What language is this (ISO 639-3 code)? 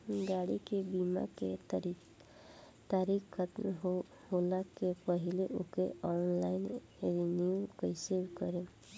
bho